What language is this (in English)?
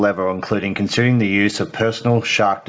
Indonesian